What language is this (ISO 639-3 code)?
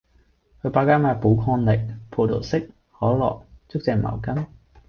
yue